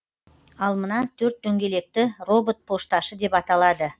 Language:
Kazakh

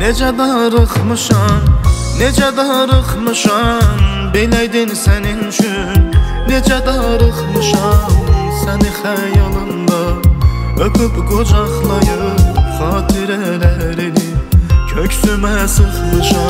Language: Turkish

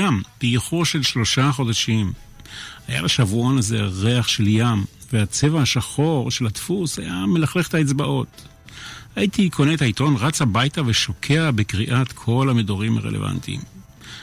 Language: Hebrew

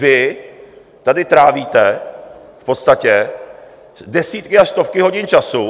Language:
Czech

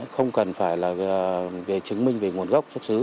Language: Vietnamese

